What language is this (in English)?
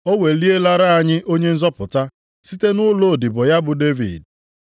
Igbo